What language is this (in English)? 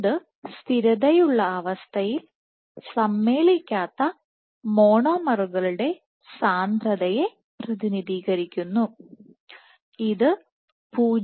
Malayalam